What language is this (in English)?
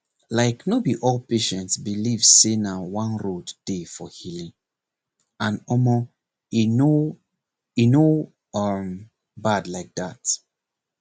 Nigerian Pidgin